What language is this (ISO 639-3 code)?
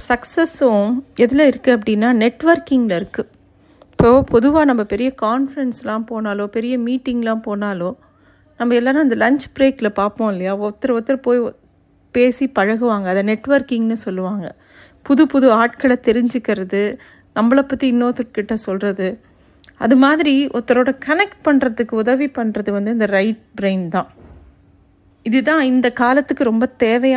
tam